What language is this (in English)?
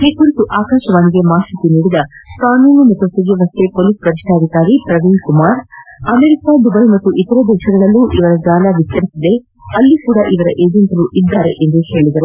Kannada